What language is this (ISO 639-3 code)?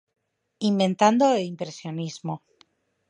glg